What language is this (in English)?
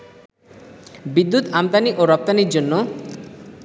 Bangla